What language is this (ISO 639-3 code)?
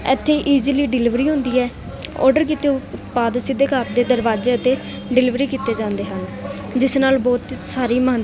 pan